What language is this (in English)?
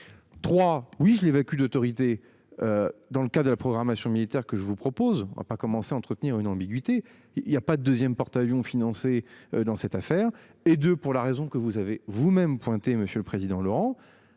French